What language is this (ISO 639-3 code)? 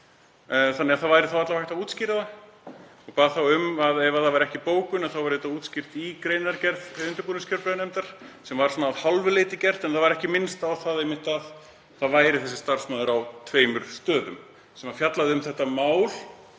isl